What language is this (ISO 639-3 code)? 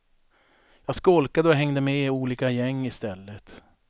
swe